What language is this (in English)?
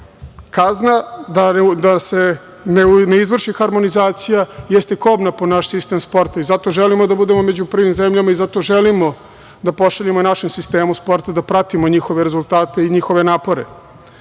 Serbian